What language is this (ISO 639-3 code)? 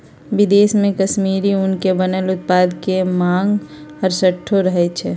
mag